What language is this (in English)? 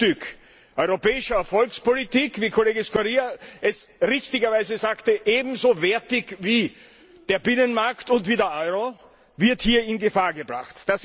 German